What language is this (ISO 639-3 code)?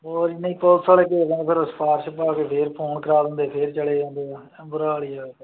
pan